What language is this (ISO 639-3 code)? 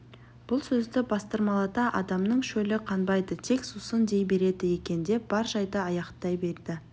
kaz